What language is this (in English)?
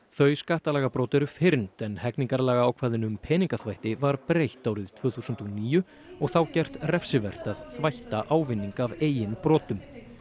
Icelandic